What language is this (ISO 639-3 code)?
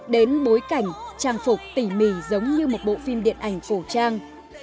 vie